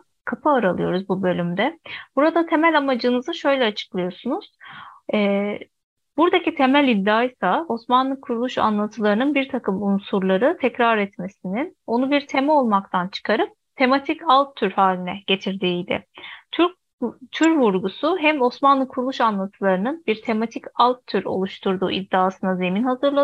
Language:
Turkish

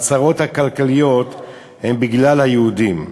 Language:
Hebrew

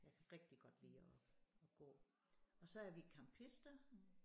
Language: Danish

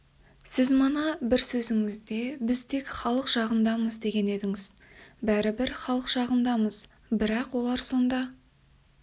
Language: Kazakh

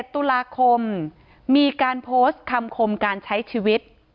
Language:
Thai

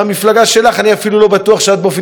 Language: Hebrew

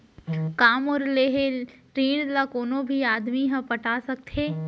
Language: Chhattisgarhi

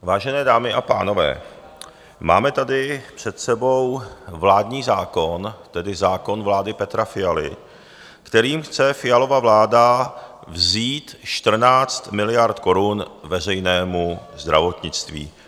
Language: Czech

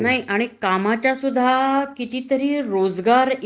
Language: Marathi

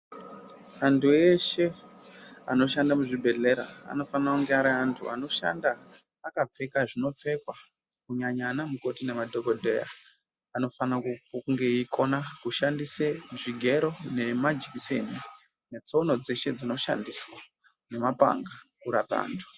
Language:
Ndau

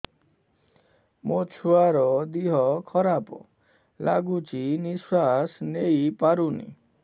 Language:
Odia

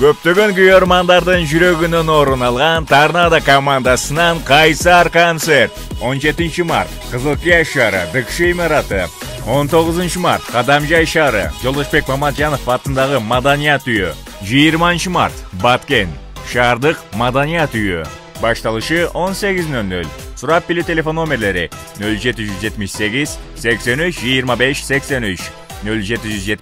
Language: Turkish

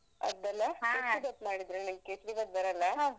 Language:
Kannada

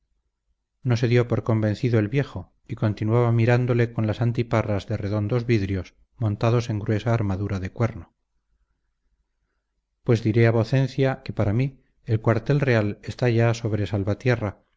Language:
Spanish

